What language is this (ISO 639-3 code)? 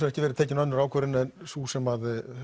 isl